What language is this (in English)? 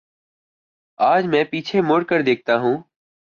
Urdu